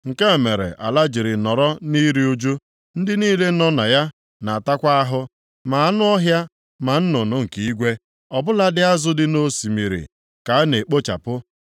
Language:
Igbo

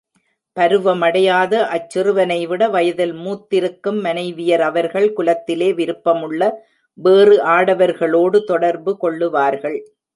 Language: Tamil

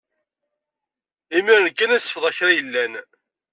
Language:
Kabyle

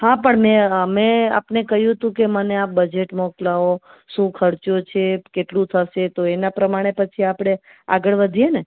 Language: Gujarati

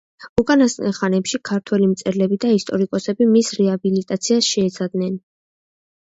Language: Georgian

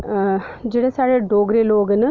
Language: Dogri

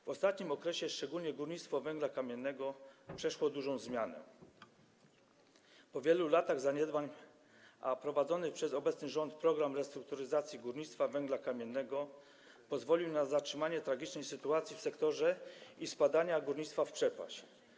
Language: Polish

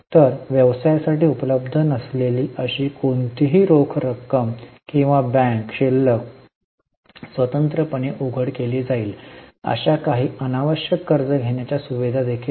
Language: Marathi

